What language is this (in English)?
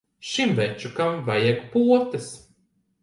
Latvian